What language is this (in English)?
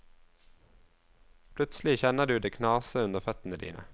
Norwegian